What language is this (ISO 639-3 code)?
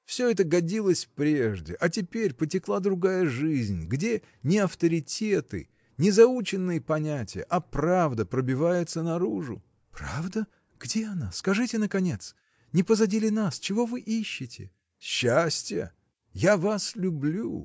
rus